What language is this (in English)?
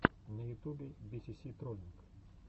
Russian